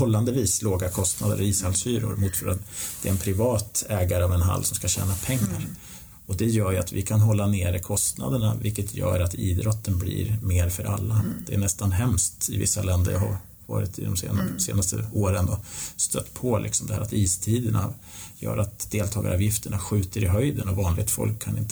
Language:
Swedish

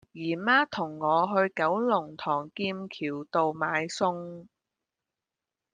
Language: Cantonese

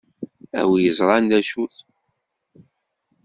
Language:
Kabyle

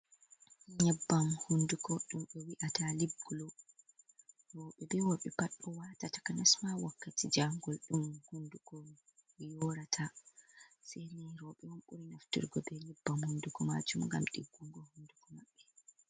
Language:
Fula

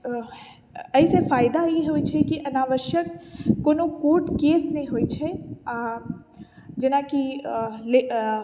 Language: Maithili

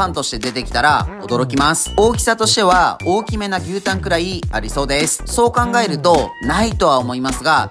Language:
Japanese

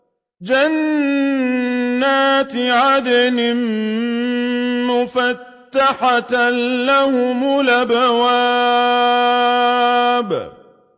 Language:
Arabic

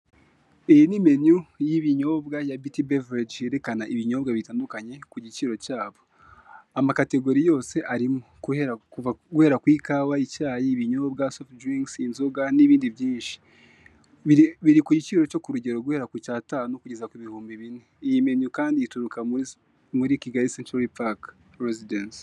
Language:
Kinyarwanda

